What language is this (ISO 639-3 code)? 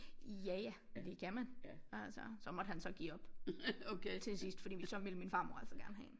dan